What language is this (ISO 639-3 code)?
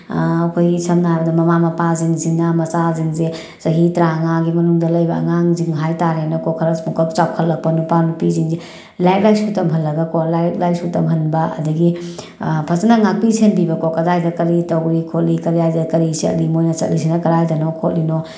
mni